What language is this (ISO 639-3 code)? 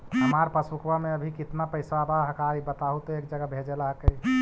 mag